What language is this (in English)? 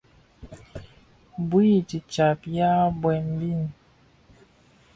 Bafia